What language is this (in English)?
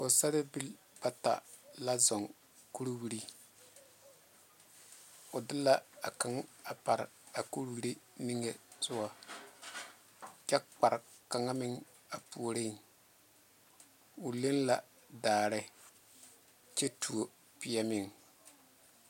Southern Dagaare